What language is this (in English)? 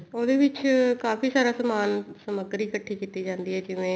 Punjabi